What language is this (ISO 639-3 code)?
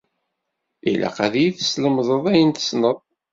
kab